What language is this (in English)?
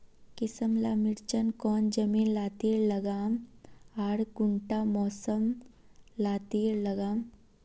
Magahi